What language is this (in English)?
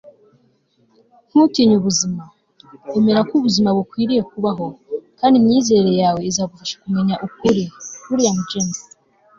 Kinyarwanda